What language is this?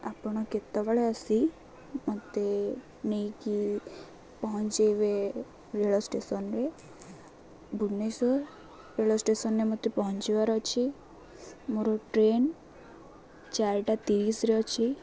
Odia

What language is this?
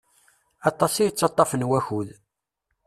Kabyle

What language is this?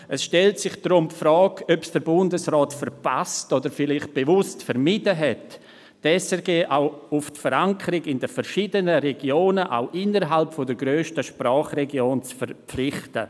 Swiss German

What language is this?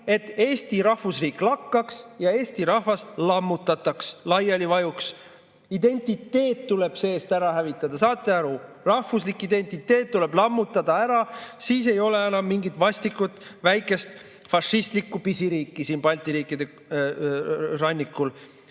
Estonian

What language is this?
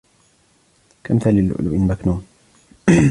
Arabic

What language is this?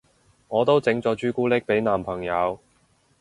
Cantonese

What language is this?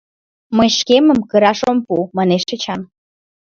Mari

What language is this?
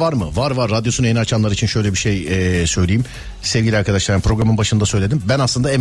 Turkish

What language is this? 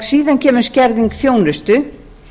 Icelandic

